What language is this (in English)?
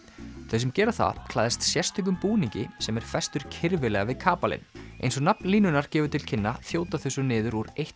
Icelandic